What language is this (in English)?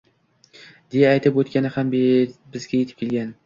Uzbek